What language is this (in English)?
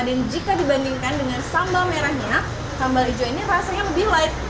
Indonesian